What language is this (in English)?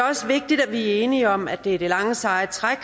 Danish